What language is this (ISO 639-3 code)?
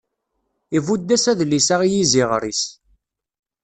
kab